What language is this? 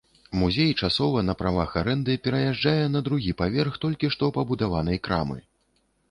Belarusian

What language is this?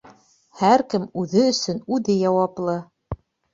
Bashkir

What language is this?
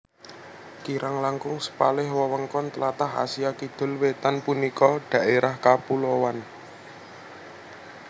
Javanese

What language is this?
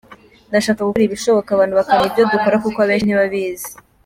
Kinyarwanda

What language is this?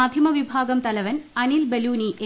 Malayalam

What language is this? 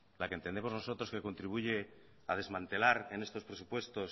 Spanish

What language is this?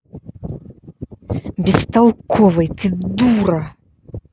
Russian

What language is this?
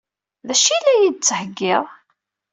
Kabyle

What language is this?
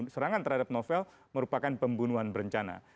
Indonesian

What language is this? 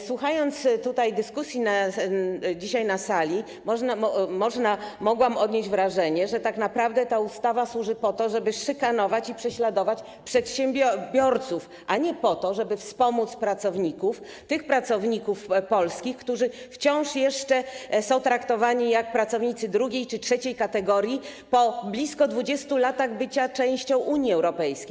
Polish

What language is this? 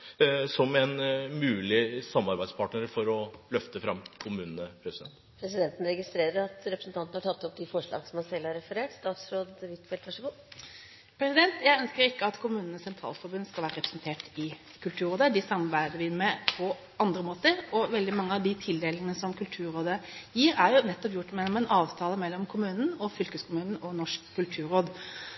Norwegian Bokmål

